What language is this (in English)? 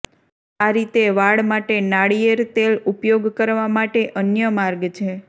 Gujarati